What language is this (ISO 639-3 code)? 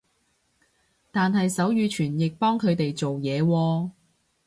yue